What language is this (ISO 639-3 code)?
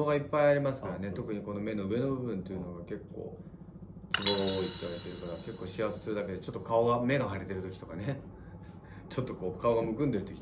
jpn